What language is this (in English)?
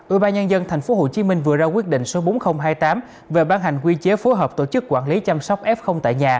Vietnamese